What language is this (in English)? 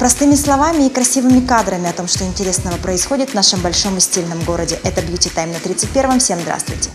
Russian